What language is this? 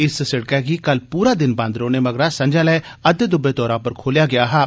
Dogri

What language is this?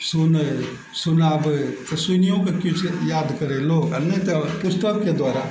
Maithili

